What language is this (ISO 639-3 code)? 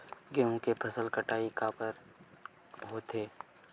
hne